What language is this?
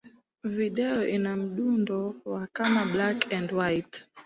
Swahili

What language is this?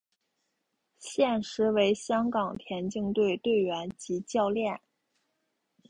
Chinese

